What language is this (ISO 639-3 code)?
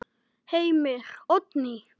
isl